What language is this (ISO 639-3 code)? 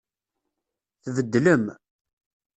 kab